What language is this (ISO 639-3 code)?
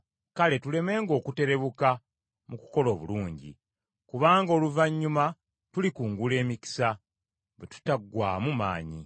lug